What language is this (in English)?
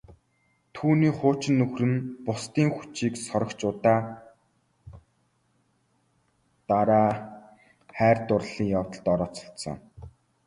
Mongolian